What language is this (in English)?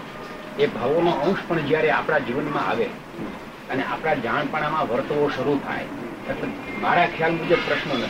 Gujarati